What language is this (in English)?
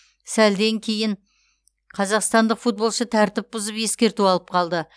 Kazakh